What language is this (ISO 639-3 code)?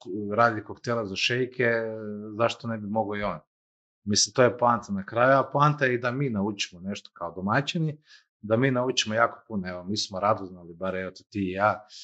hrv